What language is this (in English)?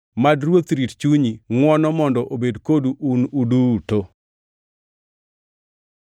Luo (Kenya and Tanzania)